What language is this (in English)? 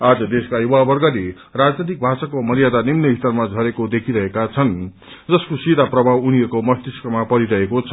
Nepali